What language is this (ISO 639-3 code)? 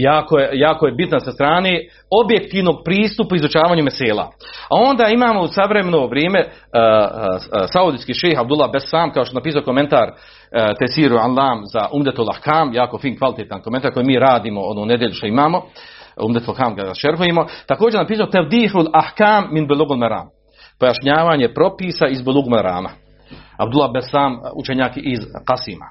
hrv